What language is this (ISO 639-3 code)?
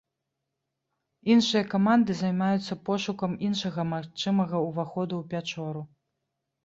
bel